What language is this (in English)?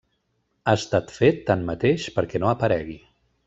Catalan